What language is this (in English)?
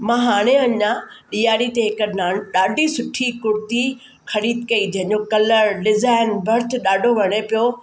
Sindhi